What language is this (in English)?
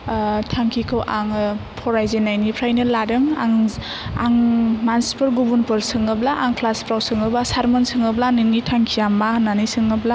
Bodo